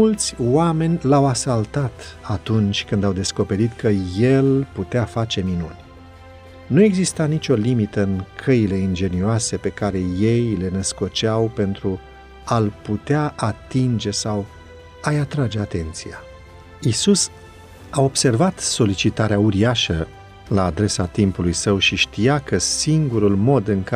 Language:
Romanian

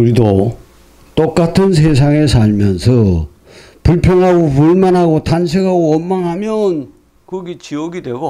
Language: Korean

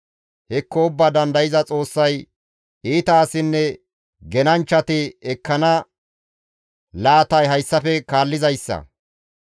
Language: Gamo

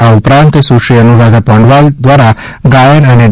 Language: Gujarati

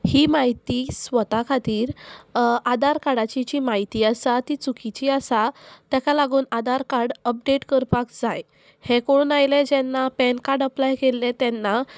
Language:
Konkani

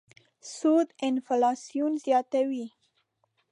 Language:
Pashto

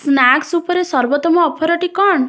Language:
Odia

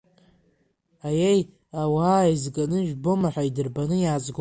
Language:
Abkhazian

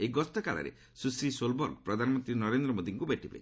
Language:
Odia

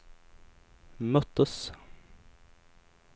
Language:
Swedish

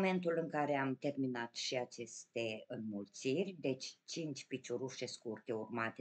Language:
Romanian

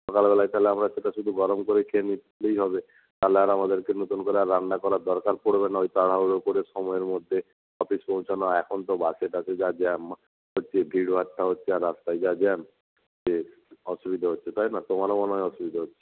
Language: Bangla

